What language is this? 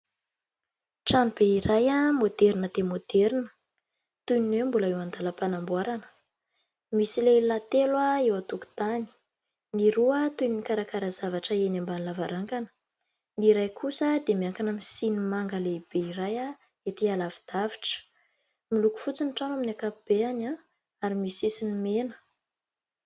Malagasy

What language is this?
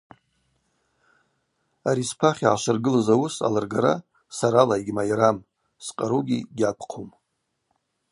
Abaza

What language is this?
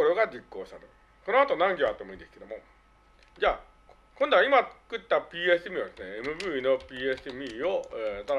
Japanese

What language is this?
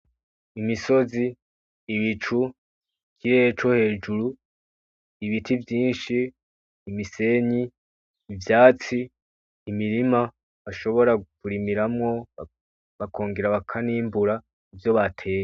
Rundi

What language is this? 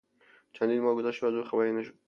Persian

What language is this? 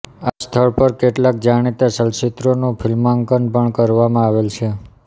Gujarati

